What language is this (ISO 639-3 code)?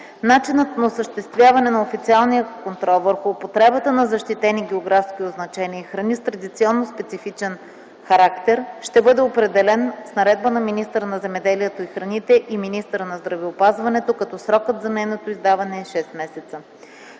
bul